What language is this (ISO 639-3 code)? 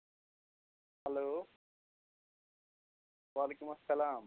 kas